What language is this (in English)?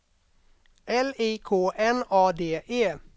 Swedish